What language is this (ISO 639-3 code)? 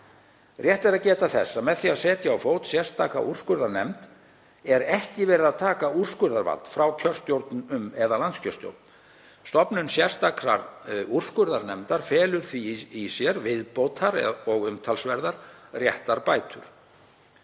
isl